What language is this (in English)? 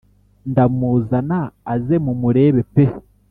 Kinyarwanda